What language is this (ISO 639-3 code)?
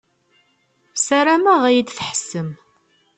kab